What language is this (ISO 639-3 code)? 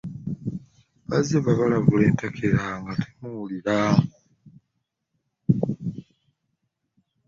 lug